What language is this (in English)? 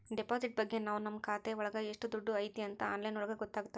Kannada